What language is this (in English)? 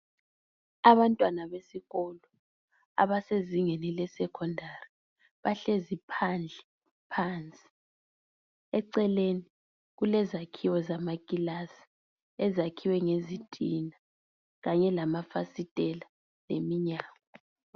North Ndebele